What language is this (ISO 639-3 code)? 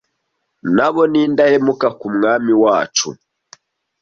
kin